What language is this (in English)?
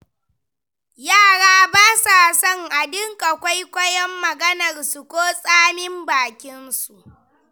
Hausa